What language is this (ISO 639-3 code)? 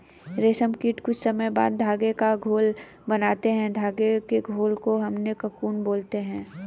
hin